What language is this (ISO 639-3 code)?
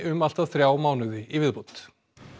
isl